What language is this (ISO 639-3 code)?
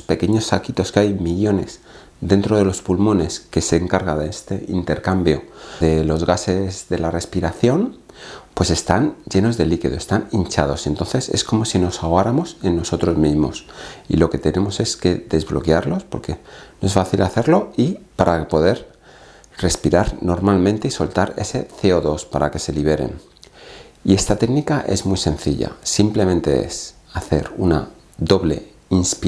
spa